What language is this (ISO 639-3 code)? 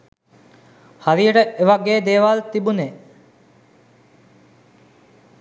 sin